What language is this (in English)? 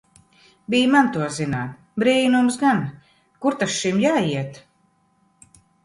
Latvian